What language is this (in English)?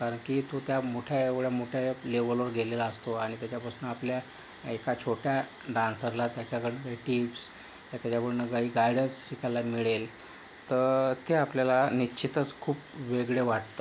Marathi